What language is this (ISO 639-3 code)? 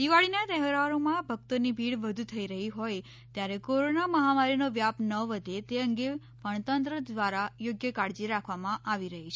guj